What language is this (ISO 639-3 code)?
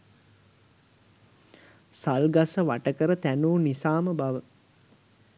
sin